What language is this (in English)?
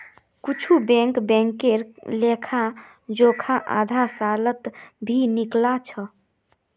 Magahi